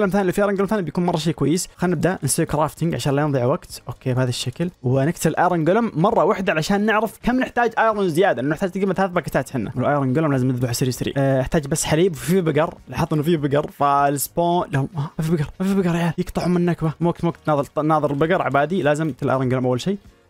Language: Arabic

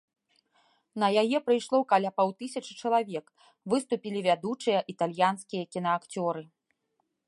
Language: Belarusian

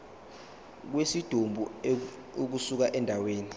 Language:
Zulu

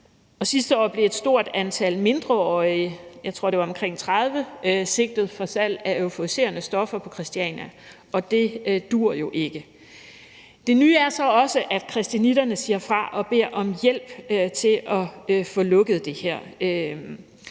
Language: Danish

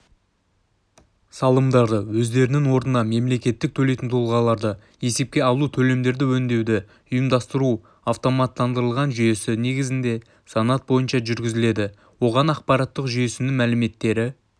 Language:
Kazakh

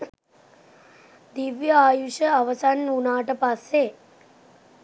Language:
Sinhala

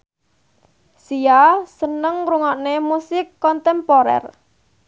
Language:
Javanese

